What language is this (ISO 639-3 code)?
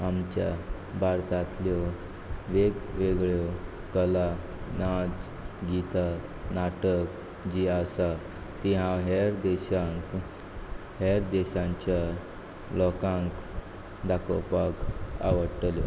kok